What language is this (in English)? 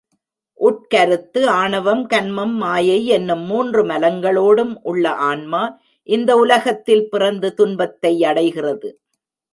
Tamil